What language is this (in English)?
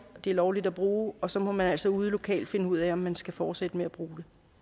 Danish